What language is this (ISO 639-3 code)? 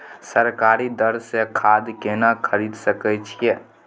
mai